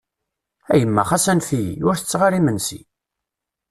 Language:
Kabyle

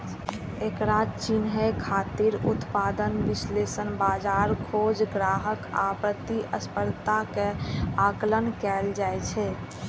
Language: Maithili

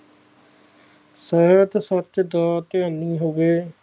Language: Punjabi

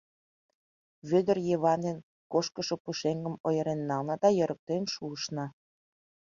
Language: Mari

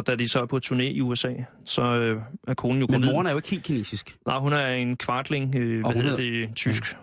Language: Danish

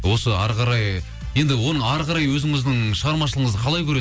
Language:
Kazakh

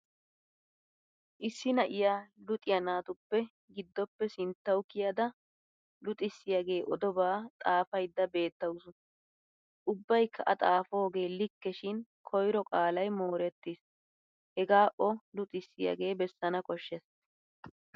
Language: Wolaytta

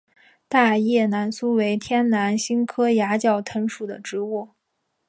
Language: Chinese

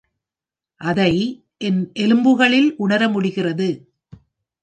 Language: Tamil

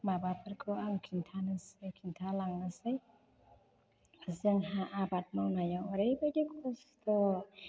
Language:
Bodo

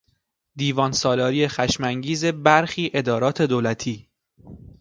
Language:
Persian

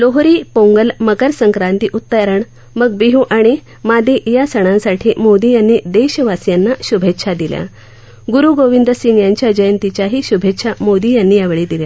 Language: Marathi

